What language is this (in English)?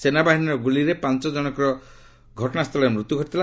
Odia